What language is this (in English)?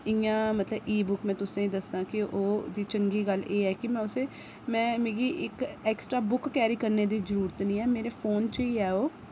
Dogri